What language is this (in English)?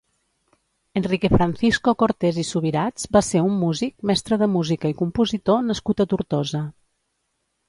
Catalan